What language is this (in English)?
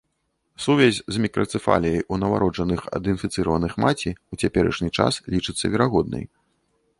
Belarusian